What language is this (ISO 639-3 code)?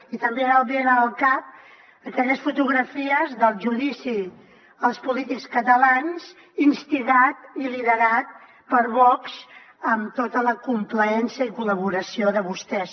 cat